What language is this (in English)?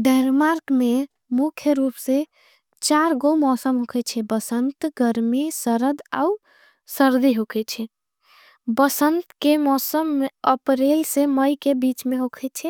Angika